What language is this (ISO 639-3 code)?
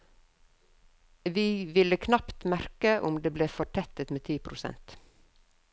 nor